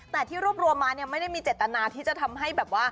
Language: Thai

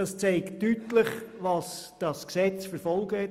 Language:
Swiss German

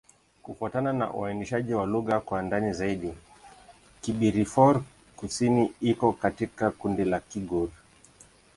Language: Swahili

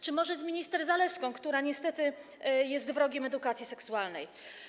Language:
Polish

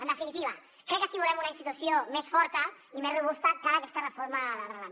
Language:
Catalan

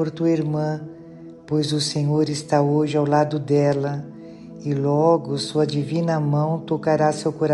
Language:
Portuguese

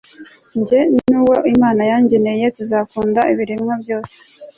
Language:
Kinyarwanda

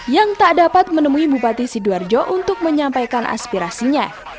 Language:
Indonesian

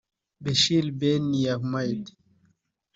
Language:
Kinyarwanda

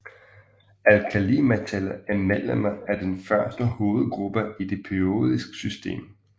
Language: Danish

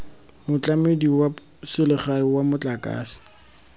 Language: Tswana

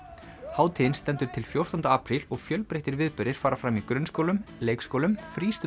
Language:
Icelandic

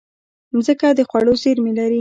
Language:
Pashto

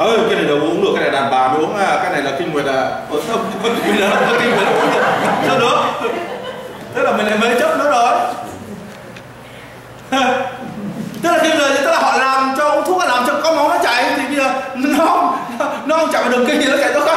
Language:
Vietnamese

